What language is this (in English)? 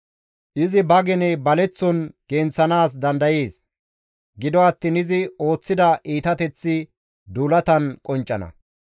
Gamo